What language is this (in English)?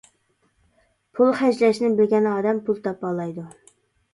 Uyghur